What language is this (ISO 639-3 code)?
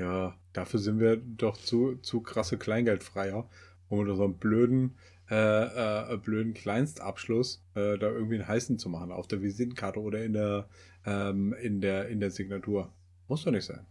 deu